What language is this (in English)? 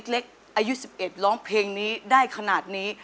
Thai